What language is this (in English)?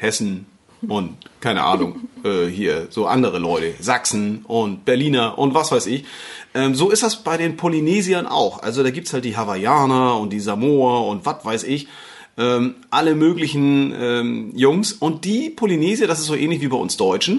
German